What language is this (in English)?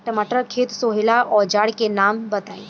Bhojpuri